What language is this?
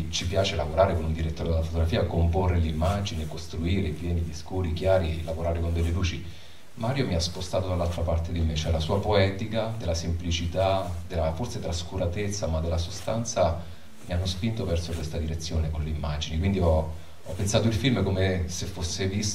Italian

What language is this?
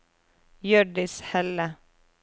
Norwegian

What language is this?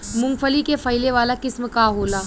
Bhojpuri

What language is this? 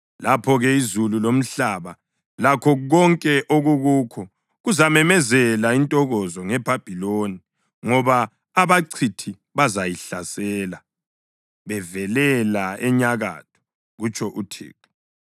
North Ndebele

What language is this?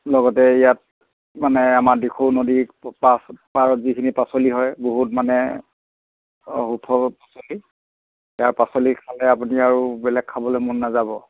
Assamese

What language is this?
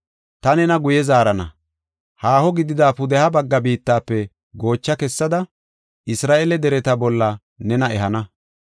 Gofa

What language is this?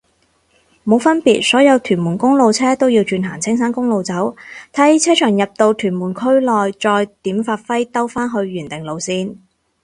Cantonese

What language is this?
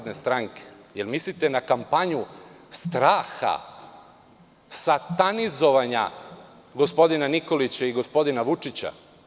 Serbian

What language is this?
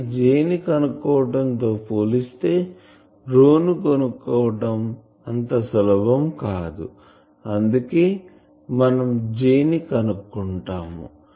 Telugu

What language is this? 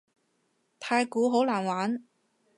Cantonese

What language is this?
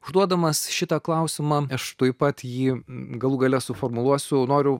Lithuanian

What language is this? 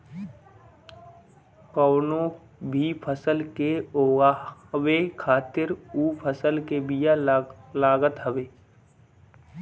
Bhojpuri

